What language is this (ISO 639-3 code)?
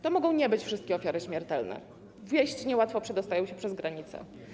pol